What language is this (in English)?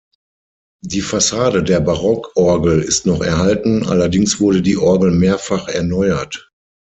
German